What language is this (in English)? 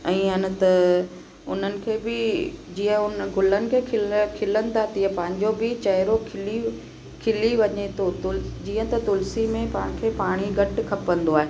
Sindhi